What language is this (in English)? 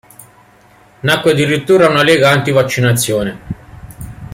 Italian